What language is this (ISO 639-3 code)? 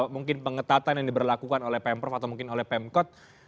ind